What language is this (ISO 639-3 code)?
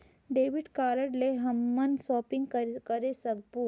hne